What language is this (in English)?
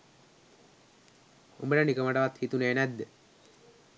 Sinhala